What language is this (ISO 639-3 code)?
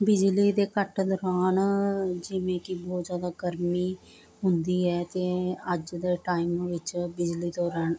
pan